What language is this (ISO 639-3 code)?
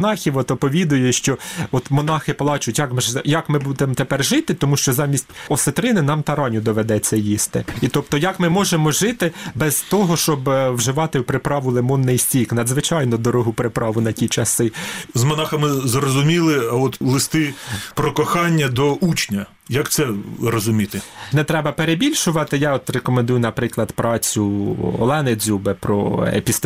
ukr